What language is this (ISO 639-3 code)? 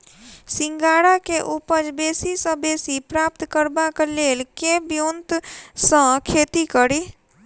mai